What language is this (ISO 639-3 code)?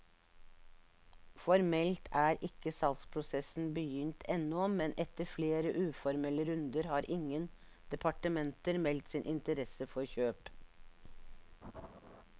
nor